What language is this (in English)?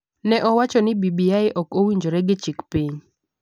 Luo (Kenya and Tanzania)